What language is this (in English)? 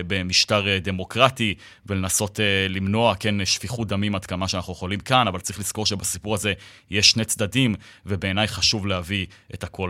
Hebrew